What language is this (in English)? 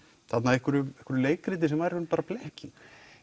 Icelandic